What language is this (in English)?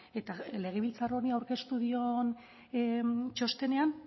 Basque